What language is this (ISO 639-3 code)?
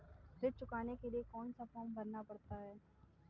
hin